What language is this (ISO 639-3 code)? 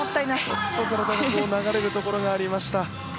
jpn